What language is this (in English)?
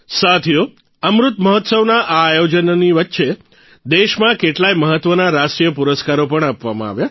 Gujarati